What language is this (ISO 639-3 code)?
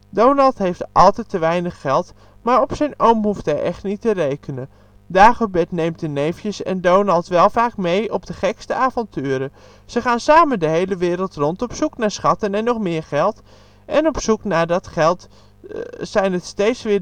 nld